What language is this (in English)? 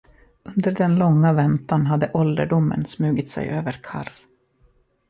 Swedish